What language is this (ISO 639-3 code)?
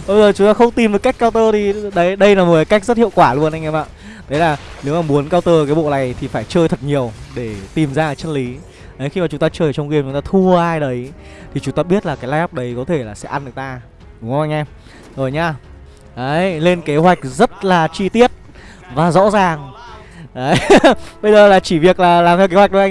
vie